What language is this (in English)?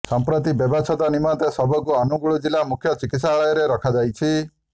Odia